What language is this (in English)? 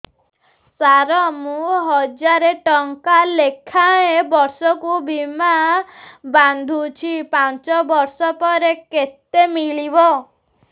Odia